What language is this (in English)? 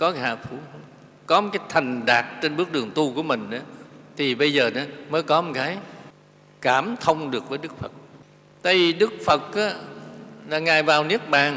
Vietnamese